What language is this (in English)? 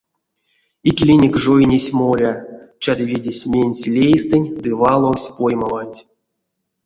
Erzya